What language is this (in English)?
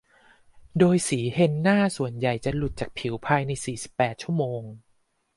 Thai